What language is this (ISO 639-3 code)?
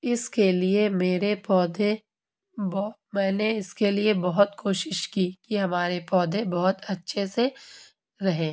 urd